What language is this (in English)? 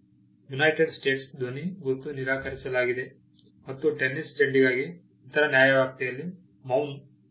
Kannada